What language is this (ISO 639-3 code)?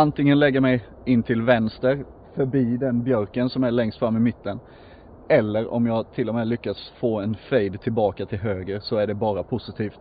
swe